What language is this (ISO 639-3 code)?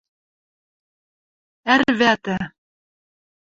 mrj